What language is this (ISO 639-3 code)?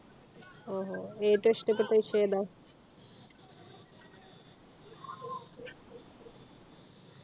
mal